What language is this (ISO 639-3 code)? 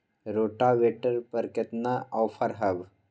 mag